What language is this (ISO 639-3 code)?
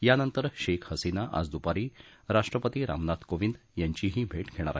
mar